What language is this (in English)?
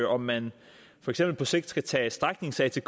Danish